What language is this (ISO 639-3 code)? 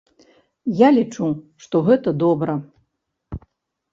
bel